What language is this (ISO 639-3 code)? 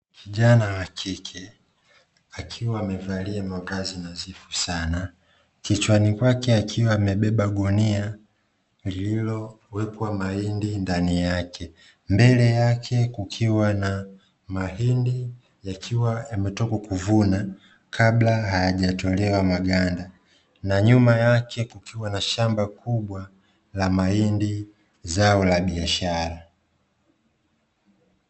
swa